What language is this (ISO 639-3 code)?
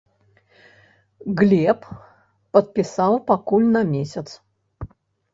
bel